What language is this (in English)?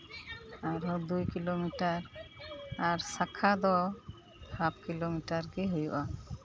Santali